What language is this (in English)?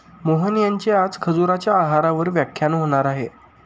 Marathi